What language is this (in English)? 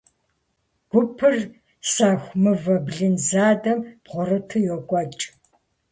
Kabardian